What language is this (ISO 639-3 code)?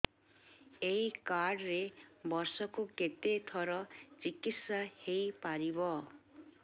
ori